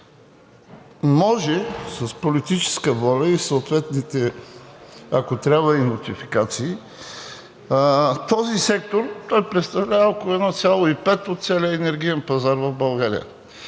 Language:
Bulgarian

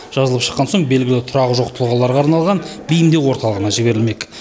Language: Kazakh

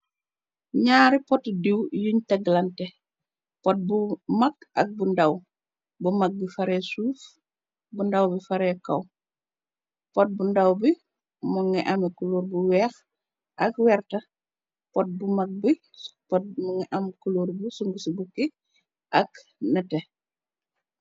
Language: Wolof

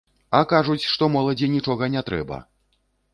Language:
Belarusian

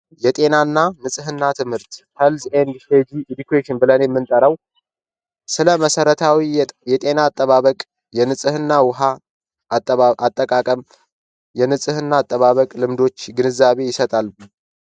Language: Amharic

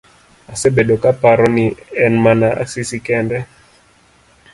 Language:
Luo (Kenya and Tanzania)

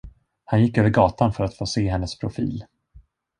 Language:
Swedish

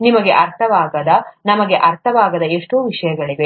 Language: Kannada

